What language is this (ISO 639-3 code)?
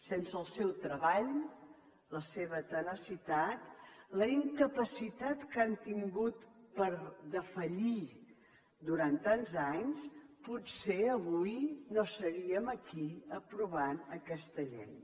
cat